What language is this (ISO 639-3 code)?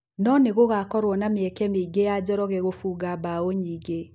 kik